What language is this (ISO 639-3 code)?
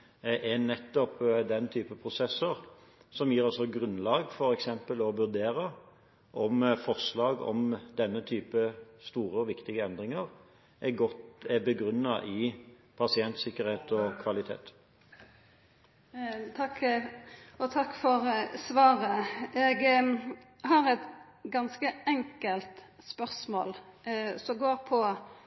nor